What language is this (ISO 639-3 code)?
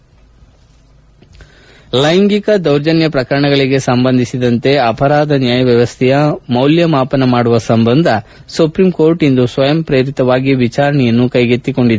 kan